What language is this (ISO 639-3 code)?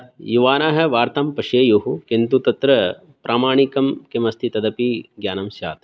san